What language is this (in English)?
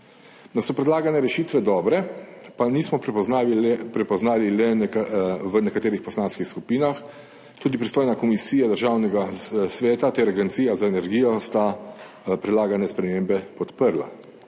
Slovenian